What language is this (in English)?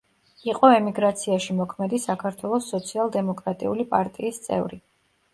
Georgian